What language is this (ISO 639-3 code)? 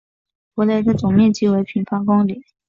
zho